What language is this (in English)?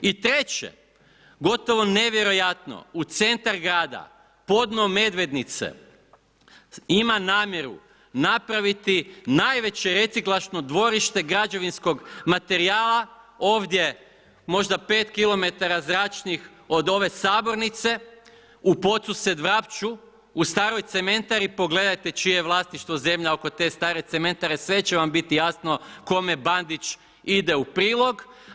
Croatian